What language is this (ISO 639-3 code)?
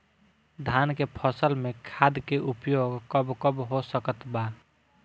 bho